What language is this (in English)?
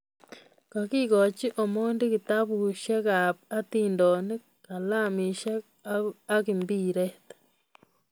Kalenjin